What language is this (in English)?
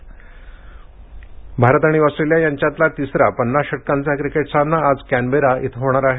Marathi